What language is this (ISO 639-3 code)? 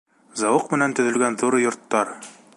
bak